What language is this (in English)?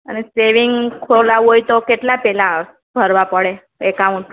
Gujarati